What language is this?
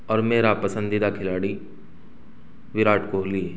Urdu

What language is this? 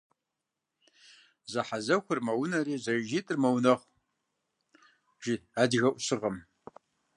Kabardian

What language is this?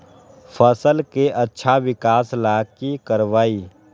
Magahi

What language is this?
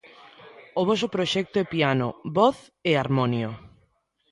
Galician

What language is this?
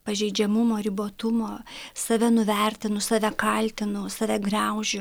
Lithuanian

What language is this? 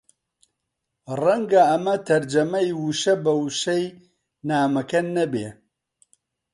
Central Kurdish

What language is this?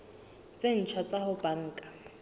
Southern Sotho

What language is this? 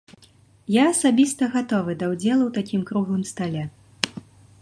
Belarusian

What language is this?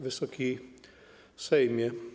Polish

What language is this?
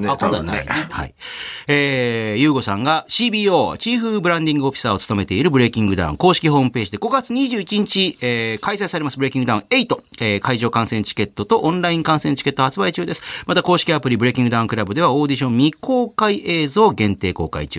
Japanese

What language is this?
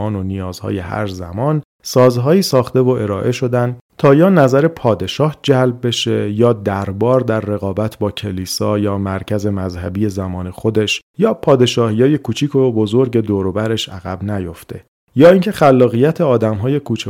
Persian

